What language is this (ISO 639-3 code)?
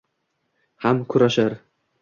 uzb